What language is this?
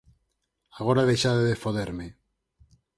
Galician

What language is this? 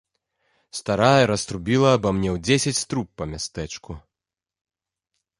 Belarusian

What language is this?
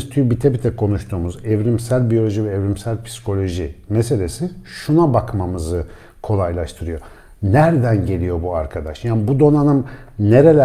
Turkish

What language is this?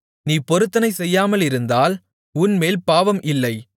Tamil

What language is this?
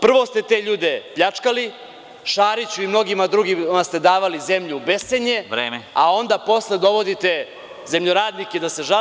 Serbian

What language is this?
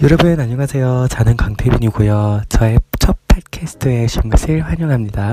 Korean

